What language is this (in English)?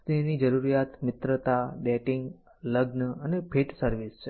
Gujarati